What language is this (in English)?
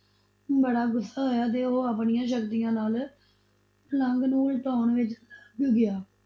Punjabi